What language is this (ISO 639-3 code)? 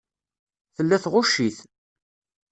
kab